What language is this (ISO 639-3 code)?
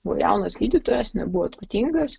lit